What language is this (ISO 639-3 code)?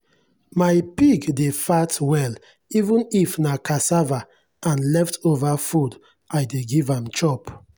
pcm